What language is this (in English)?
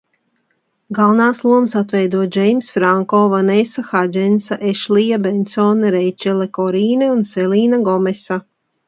Latvian